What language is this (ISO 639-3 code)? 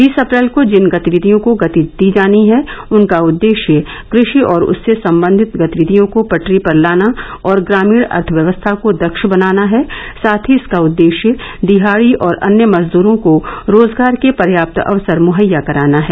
hin